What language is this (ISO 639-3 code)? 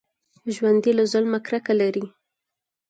pus